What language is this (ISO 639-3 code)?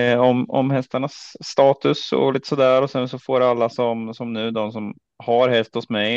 swe